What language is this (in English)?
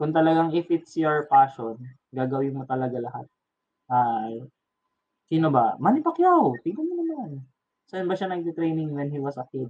Filipino